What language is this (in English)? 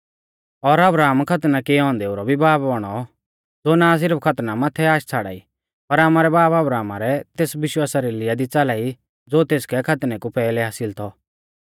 Mahasu Pahari